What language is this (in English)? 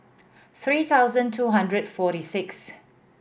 English